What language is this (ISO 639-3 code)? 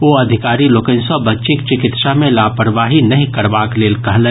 mai